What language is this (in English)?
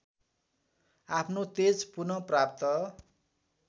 Nepali